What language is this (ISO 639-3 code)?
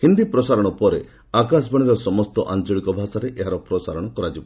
ori